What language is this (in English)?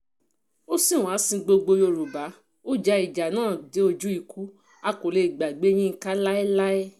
Yoruba